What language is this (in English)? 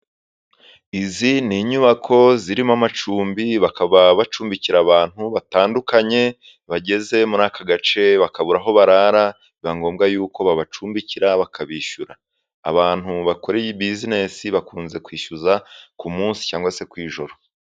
Kinyarwanda